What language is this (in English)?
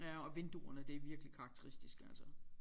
Danish